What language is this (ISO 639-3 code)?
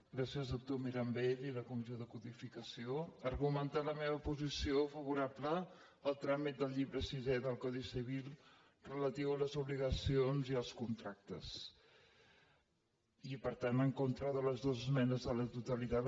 cat